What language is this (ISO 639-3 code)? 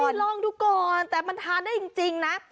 tha